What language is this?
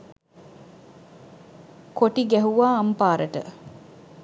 Sinhala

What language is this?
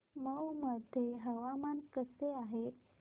Marathi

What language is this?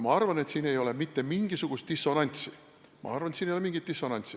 Estonian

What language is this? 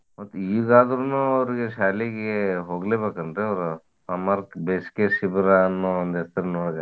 Kannada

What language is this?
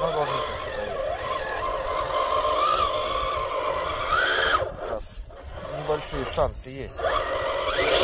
Russian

